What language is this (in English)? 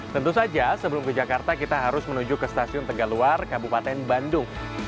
Indonesian